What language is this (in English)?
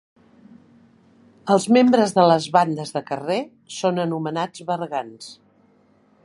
Catalan